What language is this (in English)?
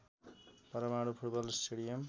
Nepali